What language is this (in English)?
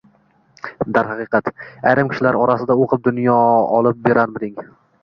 Uzbek